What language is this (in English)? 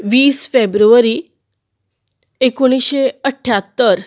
Konkani